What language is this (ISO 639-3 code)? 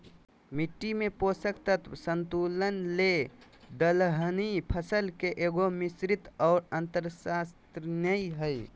mag